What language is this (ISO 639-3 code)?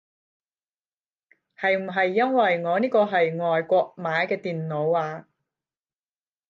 yue